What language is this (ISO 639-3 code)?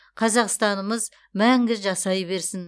kaz